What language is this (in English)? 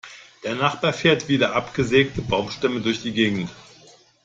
German